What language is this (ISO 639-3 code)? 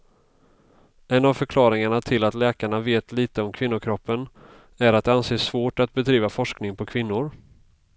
swe